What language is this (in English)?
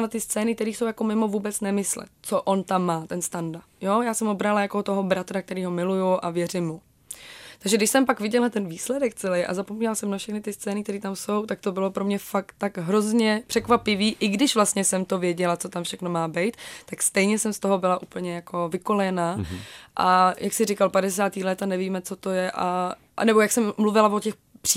Czech